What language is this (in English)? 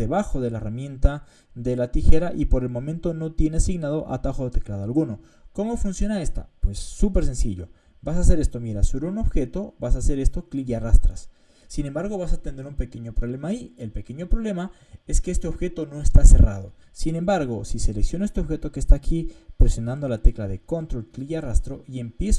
Spanish